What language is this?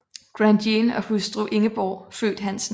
Danish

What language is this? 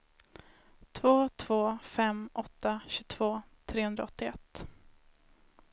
Swedish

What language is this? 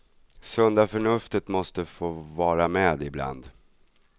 Swedish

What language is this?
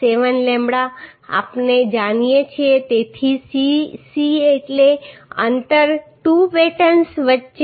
Gujarati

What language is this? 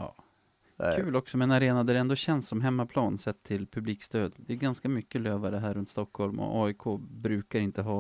Swedish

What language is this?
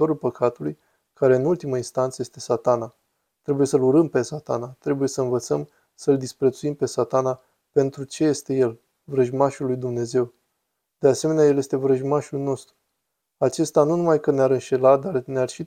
Romanian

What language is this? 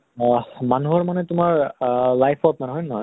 Assamese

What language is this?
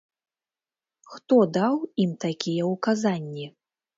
Belarusian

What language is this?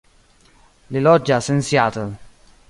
Esperanto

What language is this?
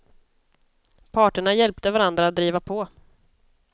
Swedish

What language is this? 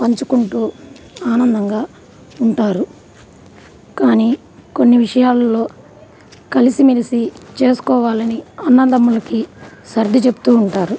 Telugu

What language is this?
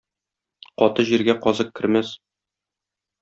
Tatar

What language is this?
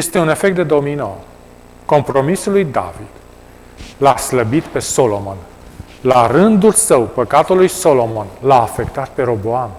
Romanian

